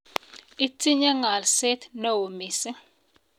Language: Kalenjin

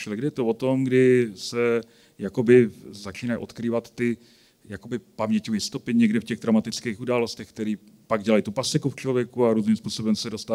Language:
Czech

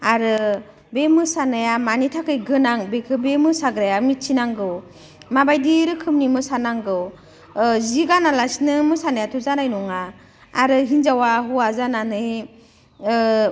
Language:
Bodo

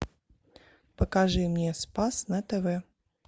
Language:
Russian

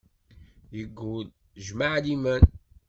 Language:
Kabyle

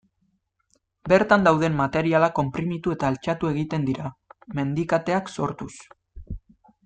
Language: Basque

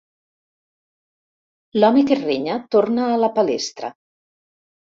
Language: Catalan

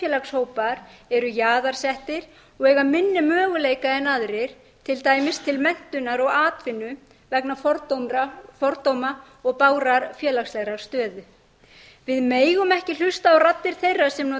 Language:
Icelandic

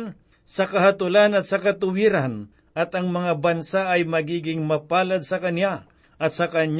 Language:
Filipino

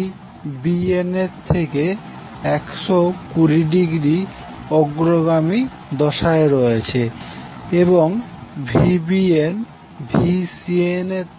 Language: Bangla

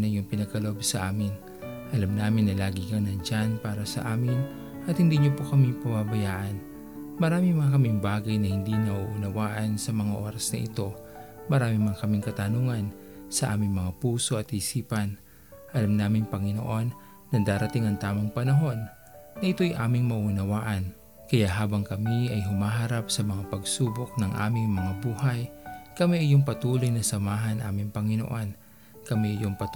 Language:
Filipino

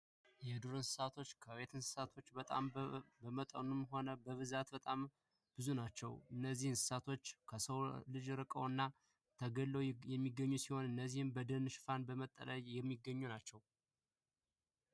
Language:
Amharic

